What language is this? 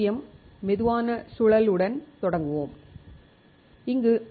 Tamil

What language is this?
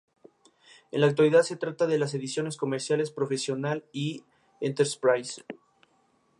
Spanish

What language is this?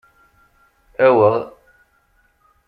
Kabyle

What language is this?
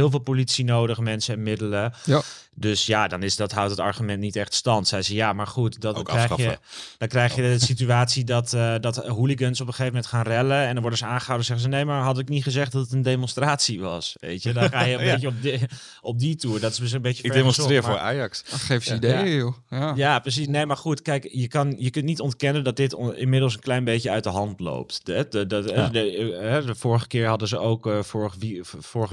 Dutch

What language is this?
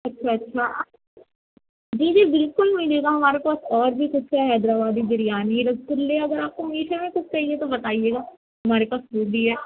Urdu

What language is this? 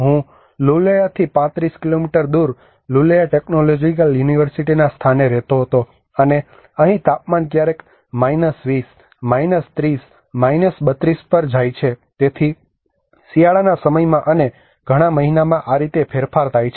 Gujarati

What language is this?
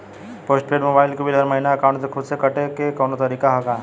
Bhojpuri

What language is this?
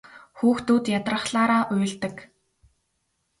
Mongolian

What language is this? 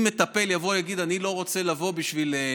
Hebrew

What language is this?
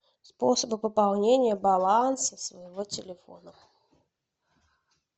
Russian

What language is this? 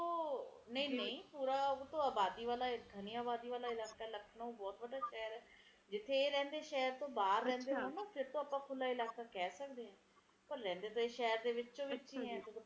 Punjabi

